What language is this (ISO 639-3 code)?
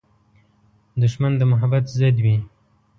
pus